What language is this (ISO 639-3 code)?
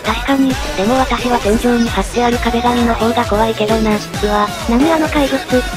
jpn